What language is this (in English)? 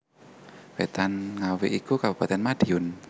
Javanese